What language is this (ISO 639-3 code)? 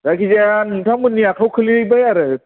brx